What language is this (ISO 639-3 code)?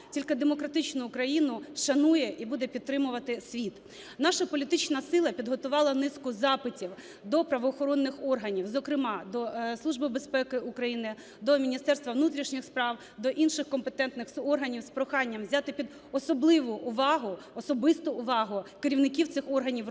ukr